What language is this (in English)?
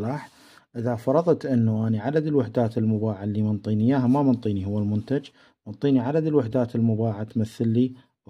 Arabic